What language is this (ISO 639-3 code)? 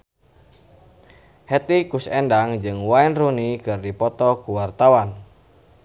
sun